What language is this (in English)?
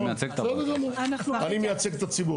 Hebrew